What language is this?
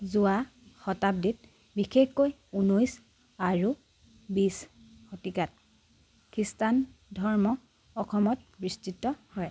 Assamese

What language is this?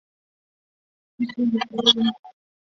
Chinese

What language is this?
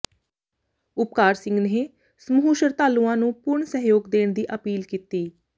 Punjabi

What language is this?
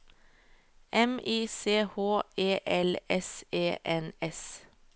Norwegian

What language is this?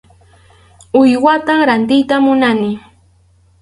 Arequipa-La Unión Quechua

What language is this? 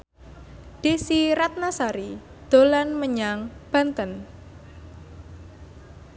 Javanese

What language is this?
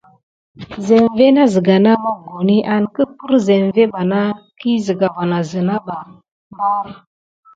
Gidar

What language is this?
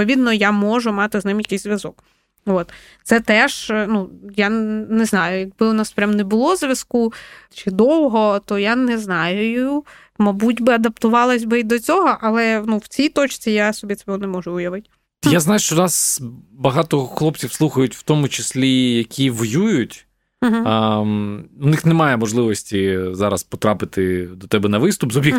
Ukrainian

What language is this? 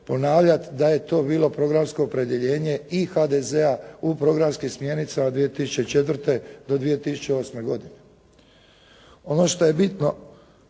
Croatian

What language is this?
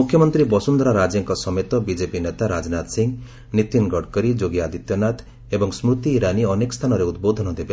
Odia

